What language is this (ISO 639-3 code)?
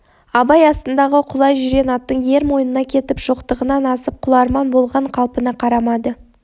kaz